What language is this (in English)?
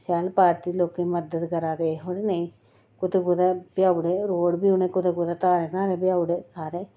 Dogri